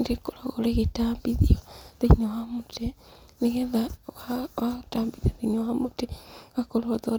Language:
Kikuyu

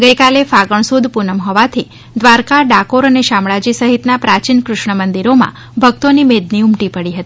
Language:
Gujarati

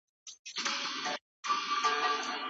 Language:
Pashto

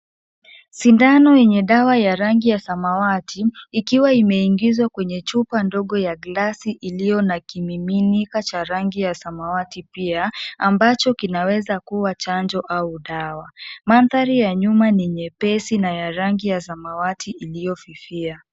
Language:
Swahili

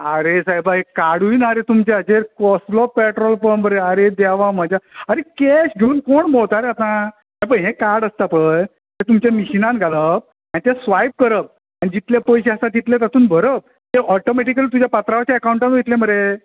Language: Konkani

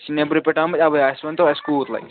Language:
Kashmiri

